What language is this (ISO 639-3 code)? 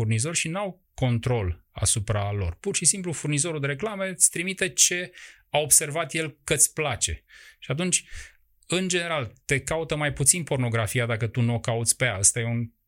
ron